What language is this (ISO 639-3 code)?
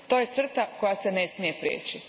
hrv